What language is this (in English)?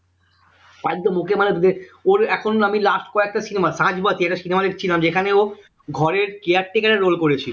Bangla